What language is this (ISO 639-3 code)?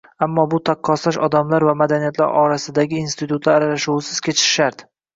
uzb